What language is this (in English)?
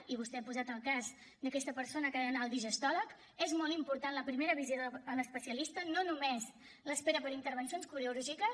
Catalan